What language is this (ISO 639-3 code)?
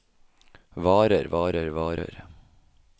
nor